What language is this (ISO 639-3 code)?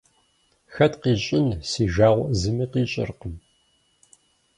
kbd